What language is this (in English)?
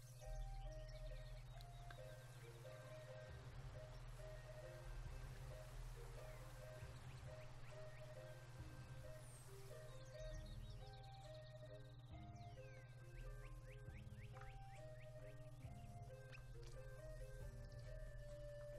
Dutch